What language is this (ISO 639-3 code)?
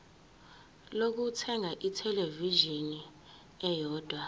zul